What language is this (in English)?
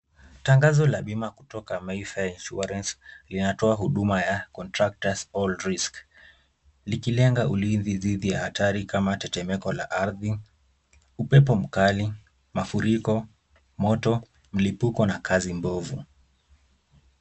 Swahili